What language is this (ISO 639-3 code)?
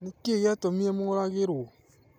kik